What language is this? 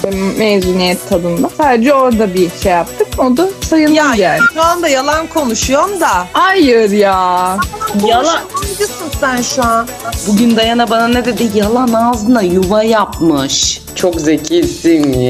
Turkish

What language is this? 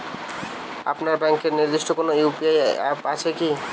Bangla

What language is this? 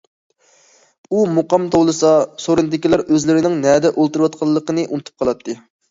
Uyghur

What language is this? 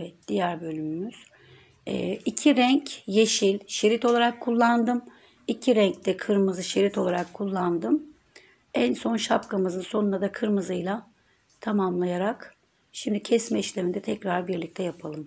Turkish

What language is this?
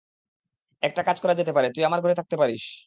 Bangla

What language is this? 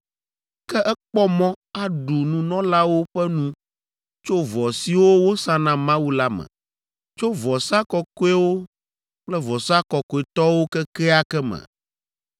Ewe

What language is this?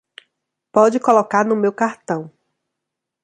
Portuguese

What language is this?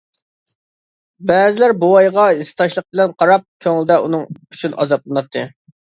Uyghur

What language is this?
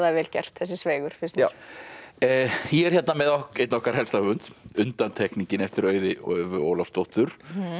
Icelandic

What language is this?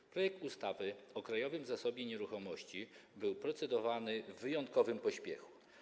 Polish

